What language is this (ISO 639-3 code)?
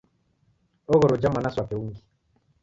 dav